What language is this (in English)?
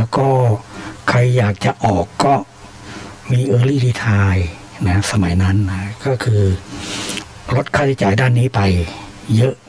Thai